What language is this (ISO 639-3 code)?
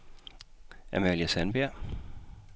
dan